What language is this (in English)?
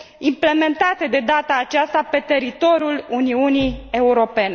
Romanian